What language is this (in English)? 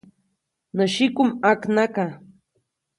Copainalá Zoque